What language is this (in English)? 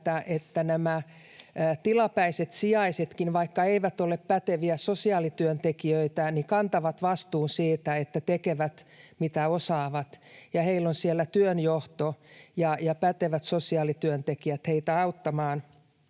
Finnish